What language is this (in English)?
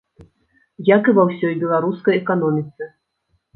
Belarusian